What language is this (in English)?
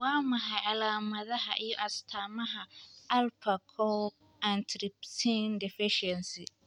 Somali